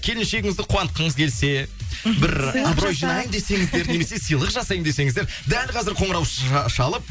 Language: Kazakh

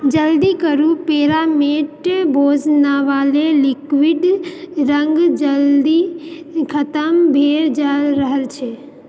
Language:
Maithili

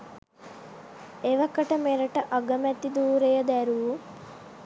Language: Sinhala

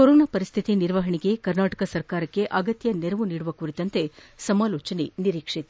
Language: Kannada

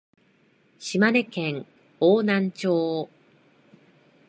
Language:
Japanese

